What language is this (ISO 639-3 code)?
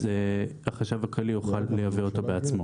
heb